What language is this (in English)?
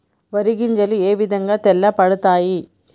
Telugu